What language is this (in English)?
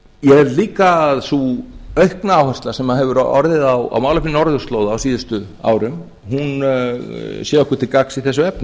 Icelandic